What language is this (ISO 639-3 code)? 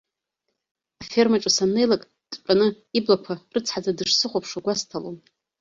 abk